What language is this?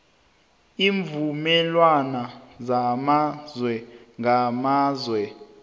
South Ndebele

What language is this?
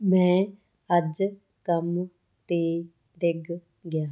Punjabi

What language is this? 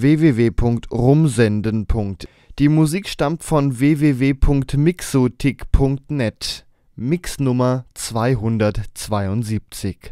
German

